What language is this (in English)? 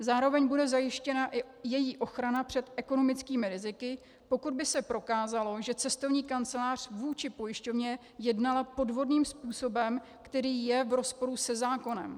Czech